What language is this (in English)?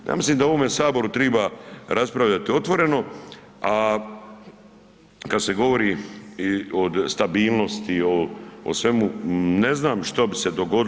Croatian